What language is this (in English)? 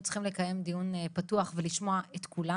Hebrew